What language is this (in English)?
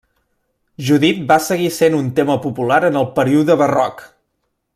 Catalan